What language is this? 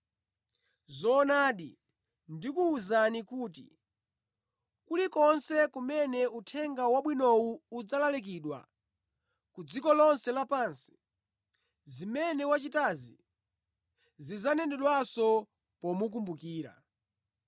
Nyanja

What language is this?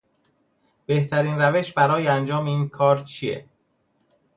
Persian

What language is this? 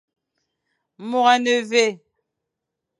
Fang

